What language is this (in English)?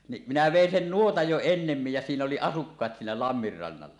Finnish